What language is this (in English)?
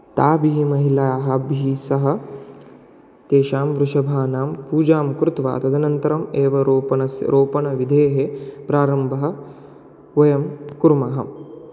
Sanskrit